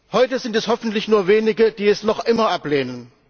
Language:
German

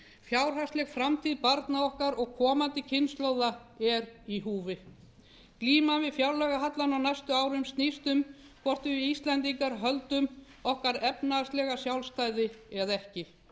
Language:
Icelandic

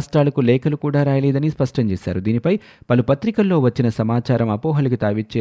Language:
Telugu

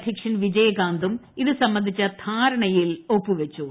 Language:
Malayalam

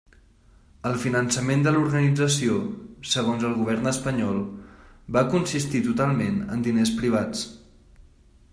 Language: Catalan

